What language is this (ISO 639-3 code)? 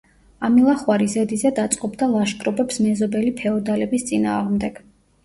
kat